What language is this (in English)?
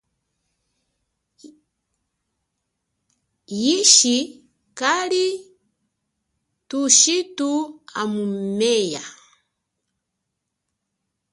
Chokwe